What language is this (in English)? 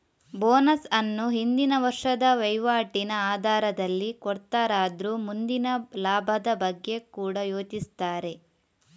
Kannada